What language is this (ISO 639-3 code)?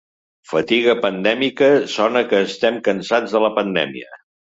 cat